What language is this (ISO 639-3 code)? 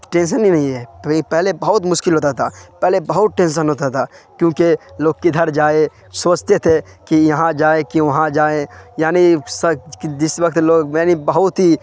urd